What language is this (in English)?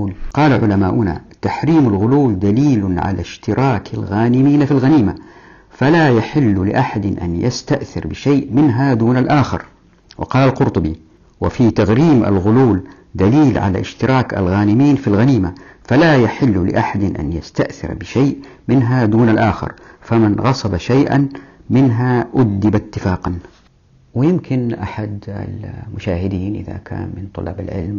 Arabic